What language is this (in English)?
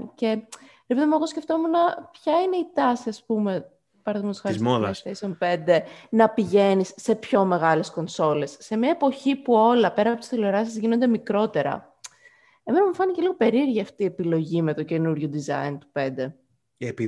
Greek